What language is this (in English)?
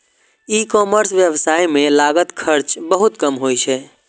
Maithili